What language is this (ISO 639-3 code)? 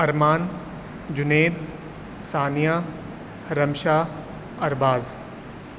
urd